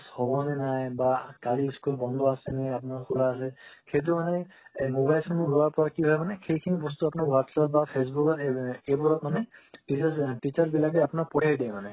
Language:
Assamese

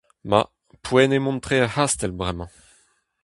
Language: Breton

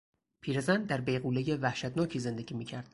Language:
Persian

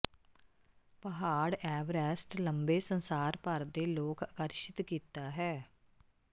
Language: Punjabi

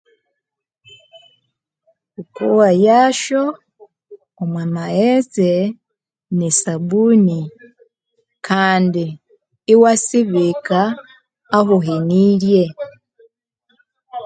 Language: Konzo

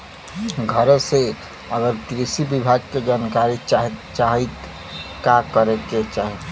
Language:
Bhojpuri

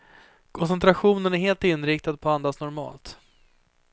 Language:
Swedish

